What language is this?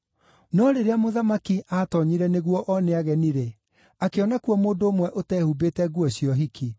Kikuyu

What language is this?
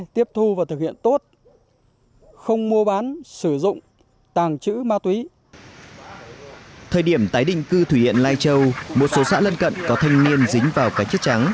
Vietnamese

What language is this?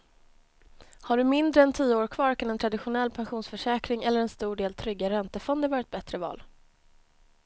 Swedish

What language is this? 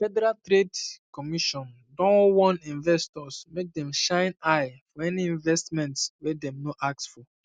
Nigerian Pidgin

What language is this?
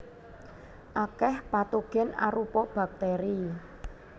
Javanese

